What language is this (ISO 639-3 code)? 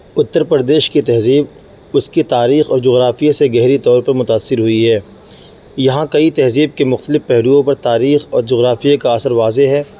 urd